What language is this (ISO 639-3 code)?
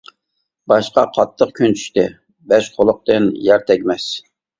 uig